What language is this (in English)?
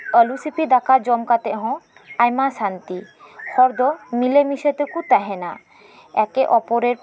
Santali